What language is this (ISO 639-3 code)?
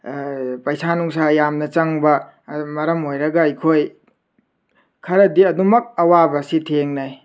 mni